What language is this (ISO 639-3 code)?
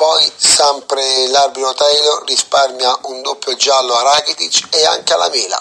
ita